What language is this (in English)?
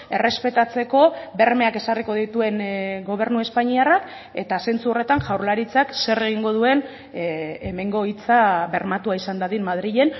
Basque